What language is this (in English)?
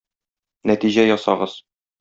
Tatar